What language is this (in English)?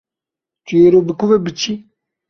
Kurdish